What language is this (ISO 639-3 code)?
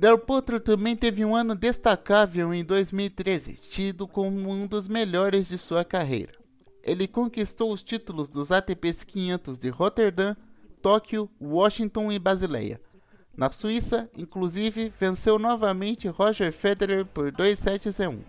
por